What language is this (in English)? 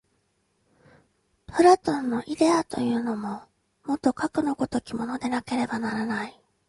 Japanese